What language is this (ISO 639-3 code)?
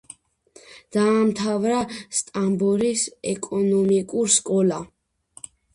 kat